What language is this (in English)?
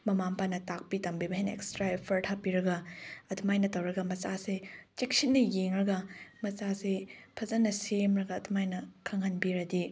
Manipuri